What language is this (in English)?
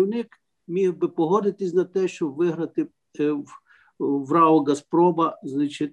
Ukrainian